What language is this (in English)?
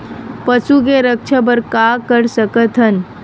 Chhattisgarhi